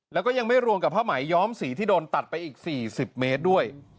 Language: Thai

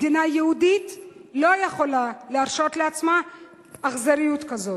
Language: Hebrew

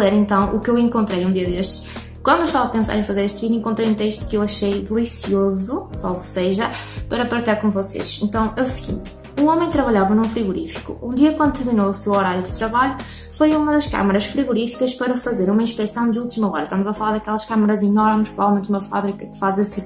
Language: Portuguese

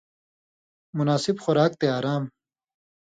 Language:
Indus Kohistani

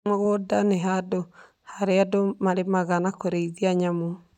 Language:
Kikuyu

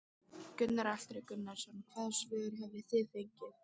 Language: Icelandic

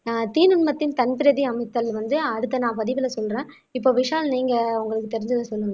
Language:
Tamil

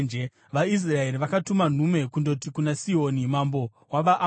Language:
Shona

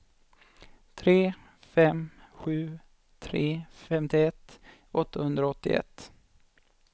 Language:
Swedish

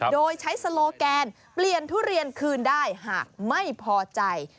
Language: Thai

